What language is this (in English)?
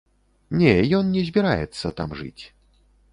Belarusian